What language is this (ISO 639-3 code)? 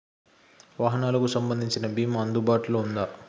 tel